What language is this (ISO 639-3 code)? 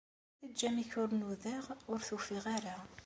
kab